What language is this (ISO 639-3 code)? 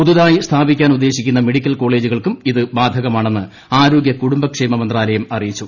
mal